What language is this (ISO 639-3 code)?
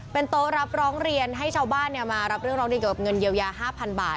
tha